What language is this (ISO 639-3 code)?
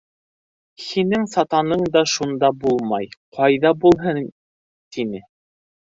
bak